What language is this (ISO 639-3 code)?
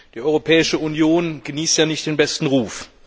deu